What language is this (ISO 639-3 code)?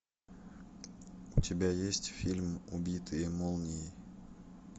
rus